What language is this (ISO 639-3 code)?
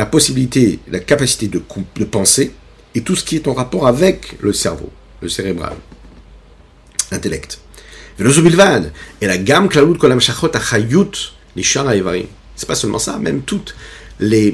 fra